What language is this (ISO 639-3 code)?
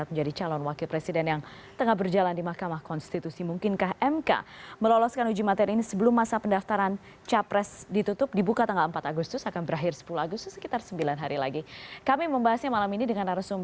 ind